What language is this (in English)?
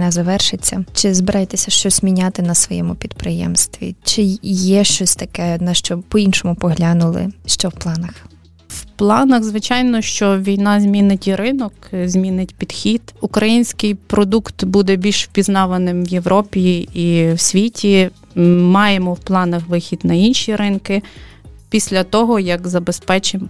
Ukrainian